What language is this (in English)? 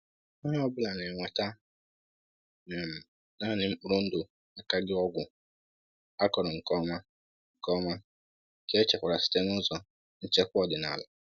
Igbo